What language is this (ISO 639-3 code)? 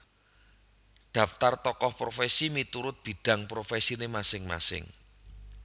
jav